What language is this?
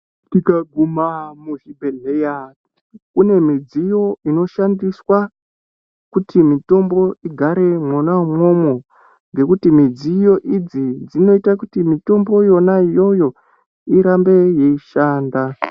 Ndau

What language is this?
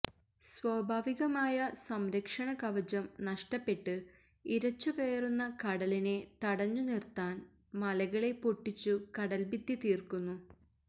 Malayalam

